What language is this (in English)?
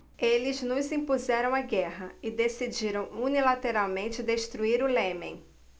Portuguese